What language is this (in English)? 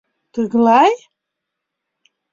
Mari